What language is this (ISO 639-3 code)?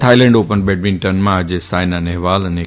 guj